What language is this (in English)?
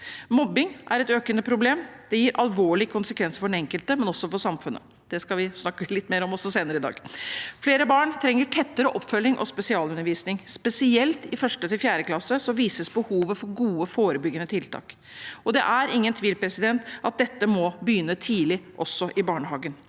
Norwegian